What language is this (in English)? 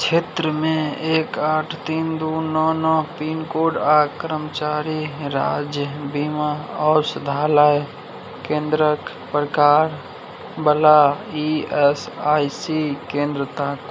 Maithili